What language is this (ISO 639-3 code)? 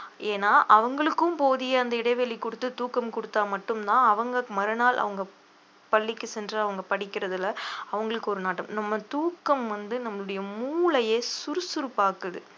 tam